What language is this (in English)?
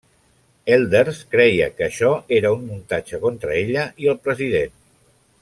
Catalan